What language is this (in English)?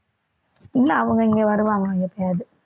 Tamil